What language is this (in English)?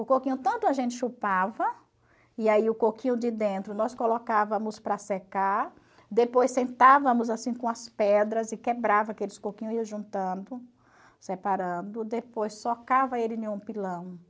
Portuguese